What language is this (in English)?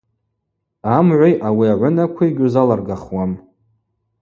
Abaza